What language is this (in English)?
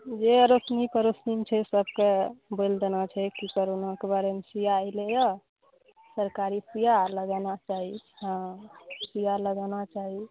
Maithili